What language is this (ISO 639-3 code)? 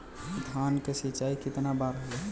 bho